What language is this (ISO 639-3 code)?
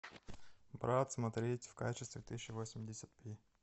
rus